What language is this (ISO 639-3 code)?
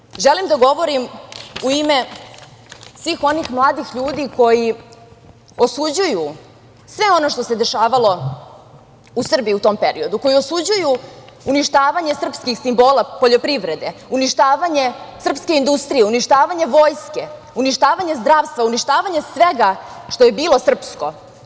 srp